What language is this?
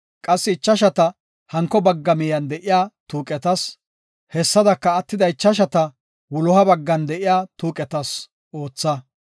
Gofa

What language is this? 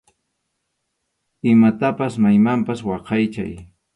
Arequipa-La Unión Quechua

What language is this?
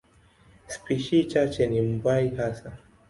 Swahili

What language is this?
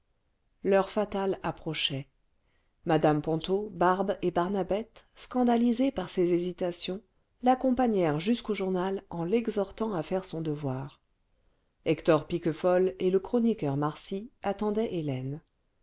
French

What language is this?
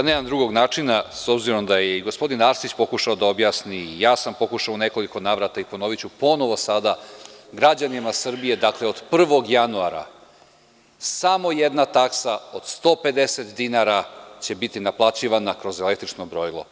Serbian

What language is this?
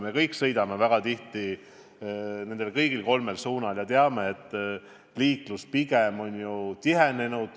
Estonian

